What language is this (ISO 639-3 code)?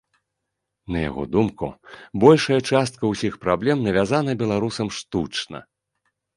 bel